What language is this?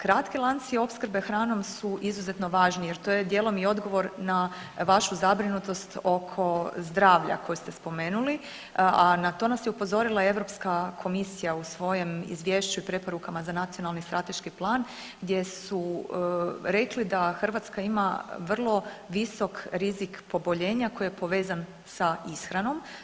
Croatian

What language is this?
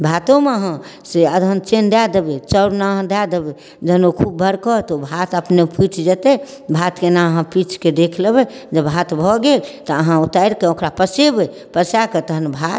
Maithili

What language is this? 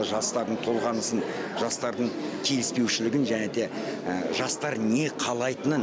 Kazakh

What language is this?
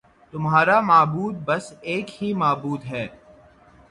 Urdu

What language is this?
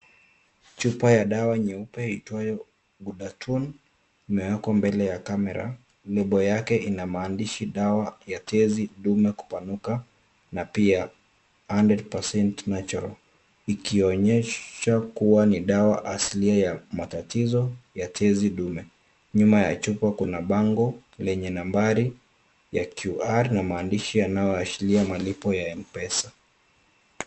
Swahili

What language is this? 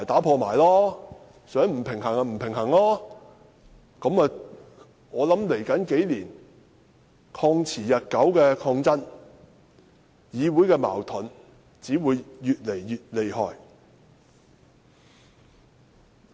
Cantonese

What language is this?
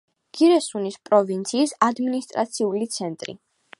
Georgian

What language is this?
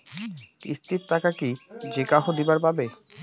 Bangla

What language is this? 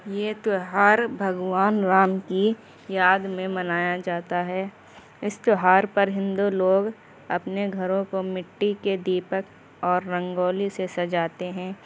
Urdu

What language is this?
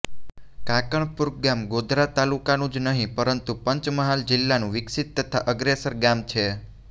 Gujarati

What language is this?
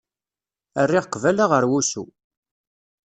Kabyle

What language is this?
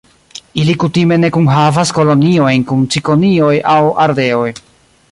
Esperanto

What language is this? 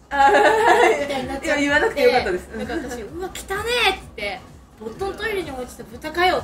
Japanese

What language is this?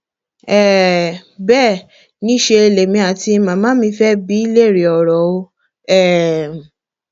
Yoruba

